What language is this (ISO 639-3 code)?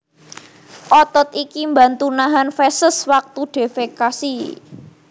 jav